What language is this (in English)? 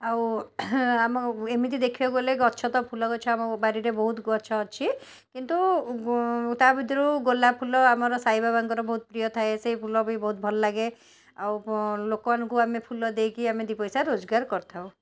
Odia